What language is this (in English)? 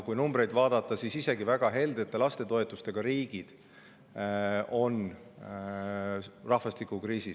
Estonian